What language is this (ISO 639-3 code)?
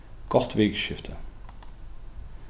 fao